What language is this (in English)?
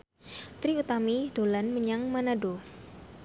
Javanese